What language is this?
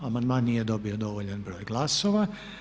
Croatian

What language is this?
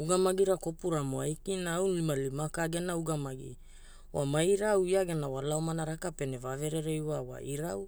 Hula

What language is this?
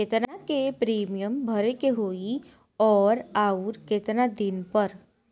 Bhojpuri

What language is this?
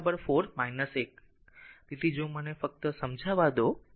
Gujarati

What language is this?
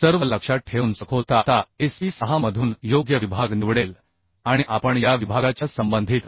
Marathi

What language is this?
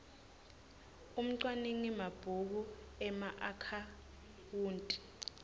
Swati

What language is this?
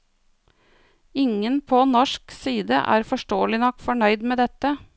Norwegian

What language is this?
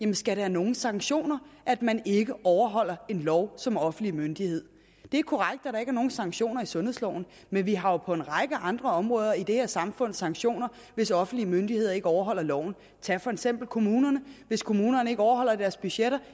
Danish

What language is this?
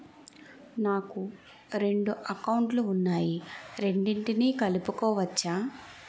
Telugu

